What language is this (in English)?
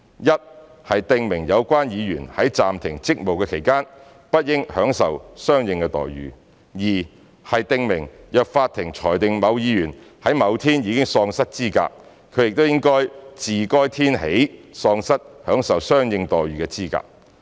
Cantonese